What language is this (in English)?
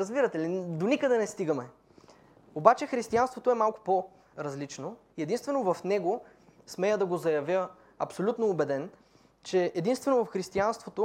Bulgarian